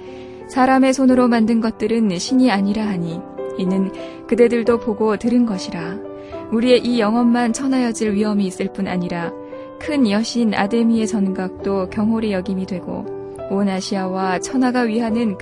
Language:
Korean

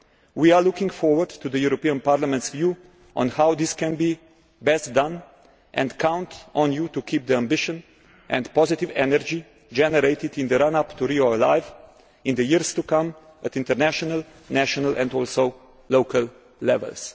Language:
English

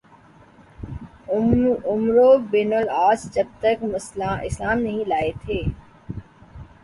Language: Urdu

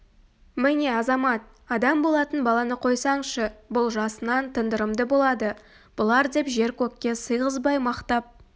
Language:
Kazakh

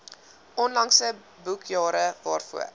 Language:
Afrikaans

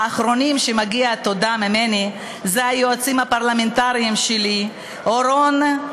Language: Hebrew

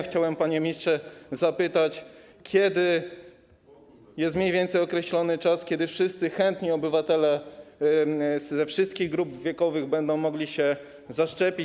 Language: Polish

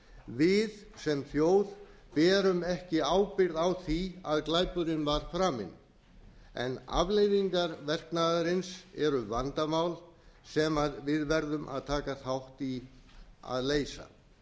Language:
Icelandic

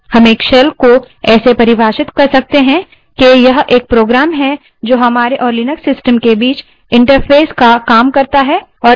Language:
Hindi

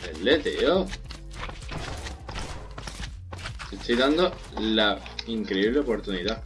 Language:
Spanish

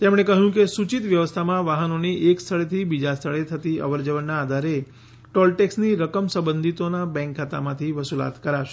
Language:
Gujarati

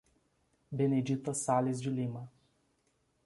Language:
Portuguese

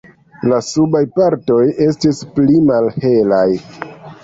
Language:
Esperanto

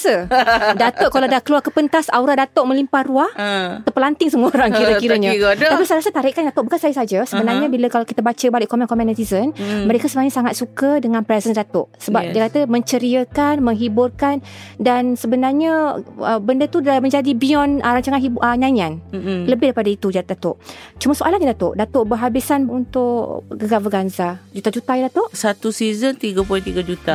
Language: Malay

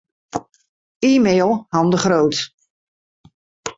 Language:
Western Frisian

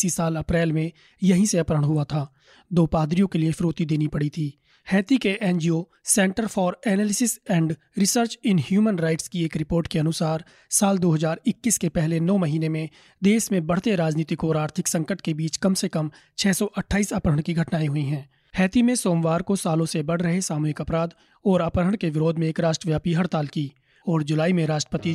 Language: Hindi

